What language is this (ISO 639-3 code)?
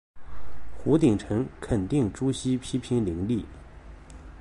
zho